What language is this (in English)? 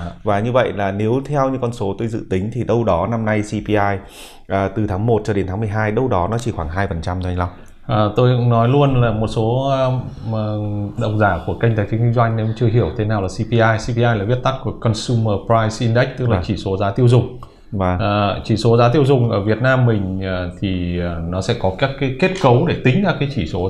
Vietnamese